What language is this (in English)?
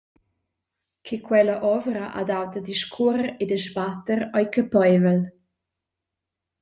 Romansh